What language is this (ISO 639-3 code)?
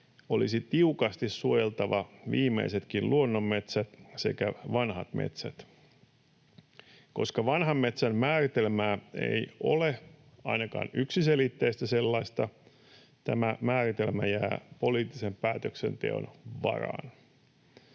fin